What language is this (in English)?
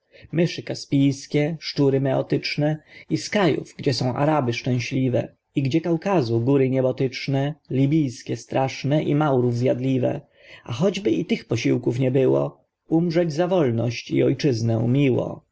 Polish